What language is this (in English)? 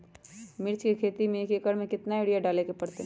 Magahi